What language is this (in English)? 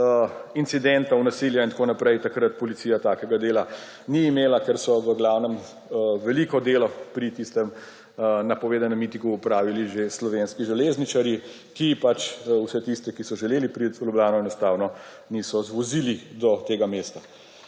Slovenian